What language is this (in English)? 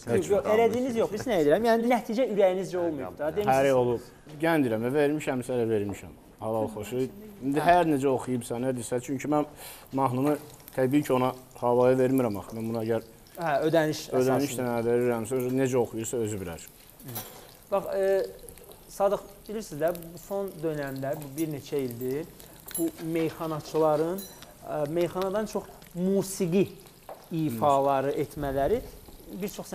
Turkish